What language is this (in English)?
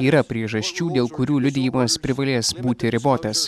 Lithuanian